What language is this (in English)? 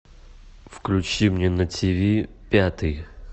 Russian